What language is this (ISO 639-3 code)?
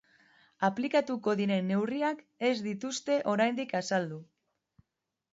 eus